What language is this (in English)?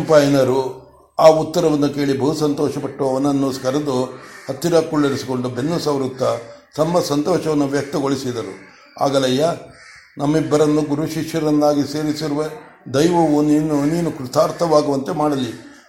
Kannada